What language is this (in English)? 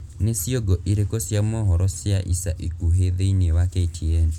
Kikuyu